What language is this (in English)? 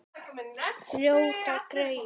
Icelandic